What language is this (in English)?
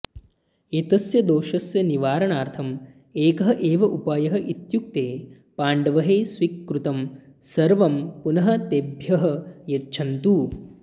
Sanskrit